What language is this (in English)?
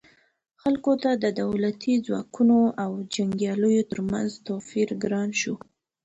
Pashto